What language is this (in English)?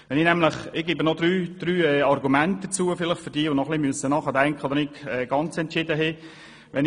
Swiss German